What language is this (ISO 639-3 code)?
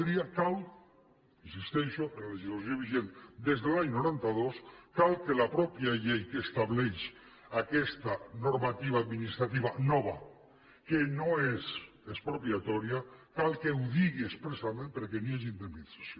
cat